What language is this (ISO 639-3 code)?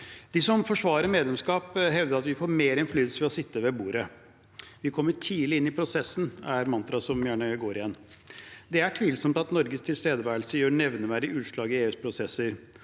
nor